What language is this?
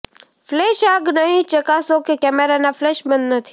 Gujarati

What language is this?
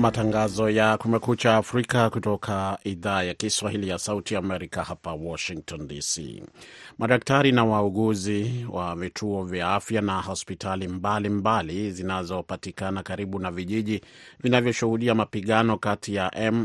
Swahili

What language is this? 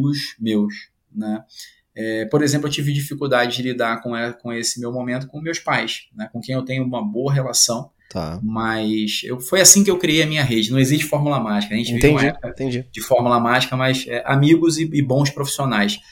Portuguese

